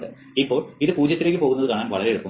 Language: Malayalam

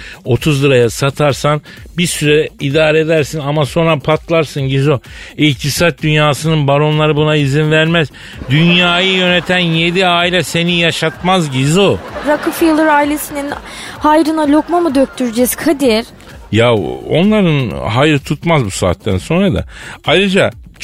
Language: Turkish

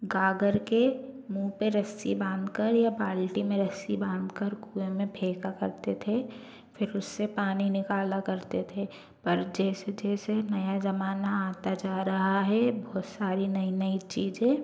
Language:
Hindi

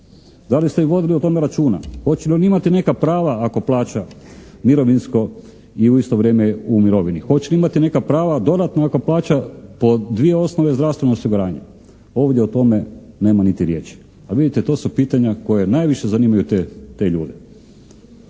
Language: Croatian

